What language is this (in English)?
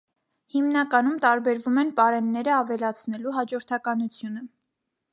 Armenian